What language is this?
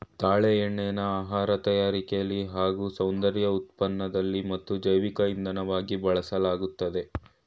Kannada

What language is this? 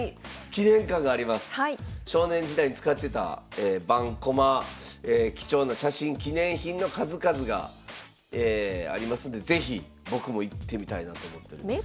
Japanese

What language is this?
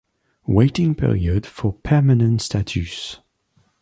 English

